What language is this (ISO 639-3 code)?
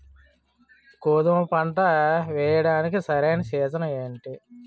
tel